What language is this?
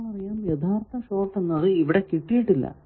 Malayalam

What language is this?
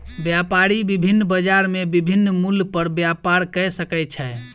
Maithili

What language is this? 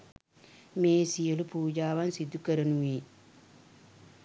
Sinhala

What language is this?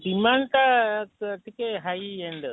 Odia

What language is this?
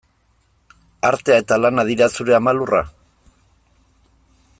Basque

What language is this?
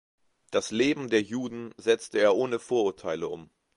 German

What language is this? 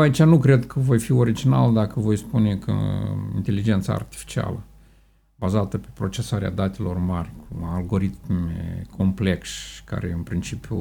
Romanian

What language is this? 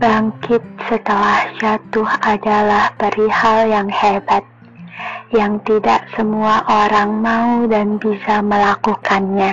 Indonesian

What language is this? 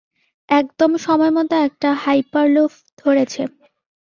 Bangla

